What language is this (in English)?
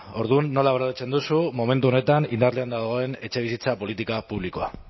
Basque